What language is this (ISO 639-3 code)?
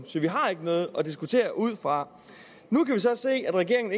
dan